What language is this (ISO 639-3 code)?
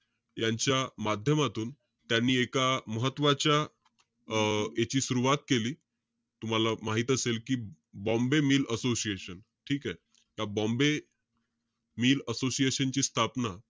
mar